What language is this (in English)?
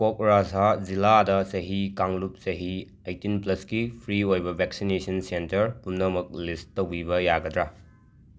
Manipuri